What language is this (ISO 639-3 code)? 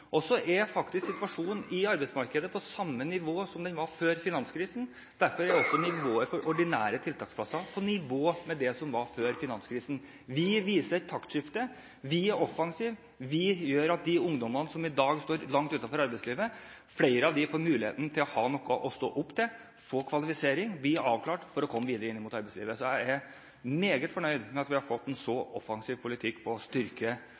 nob